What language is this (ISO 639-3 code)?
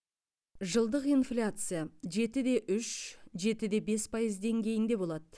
kaz